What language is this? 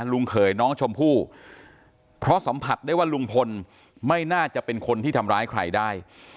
Thai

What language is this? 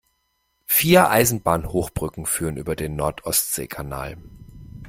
German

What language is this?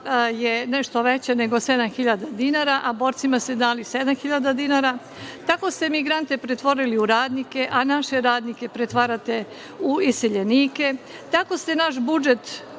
Serbian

